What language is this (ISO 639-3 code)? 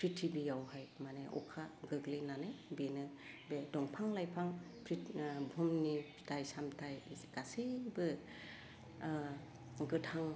brx